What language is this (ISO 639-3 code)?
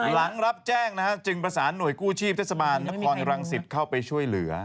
tha